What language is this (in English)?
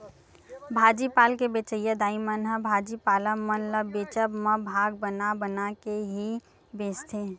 Chhattisgarhi